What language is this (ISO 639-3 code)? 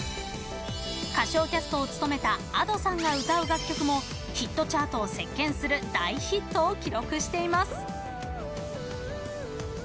jpn